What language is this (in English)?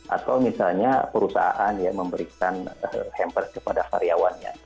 Indonesian